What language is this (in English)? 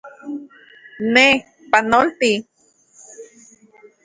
Central Puebla Nahuatl